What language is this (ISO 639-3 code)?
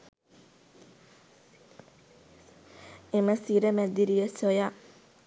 sin